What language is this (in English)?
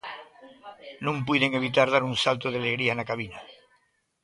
Galician